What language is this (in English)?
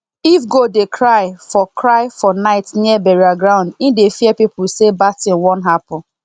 Nigerian Pidgin